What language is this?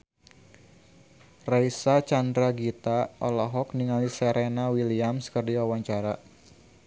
Sundanese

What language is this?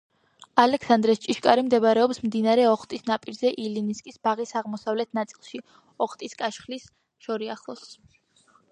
Georgian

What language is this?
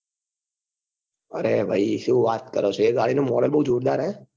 Gujarati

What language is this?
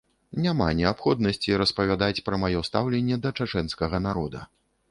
Belarusian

